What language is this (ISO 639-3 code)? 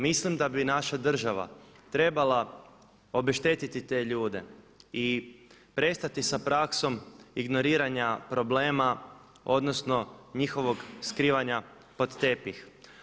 hrv